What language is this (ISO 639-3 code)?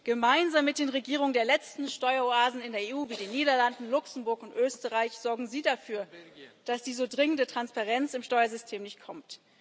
deu